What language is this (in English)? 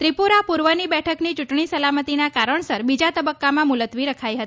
Gujarati